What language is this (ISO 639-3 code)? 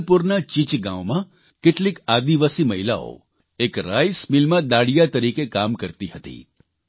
guj